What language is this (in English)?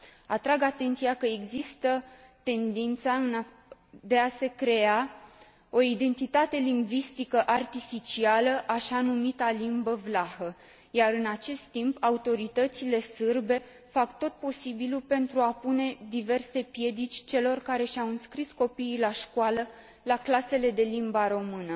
Romanian